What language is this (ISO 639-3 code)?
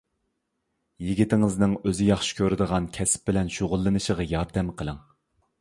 uig